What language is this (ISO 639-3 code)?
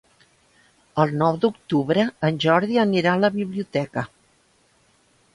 cat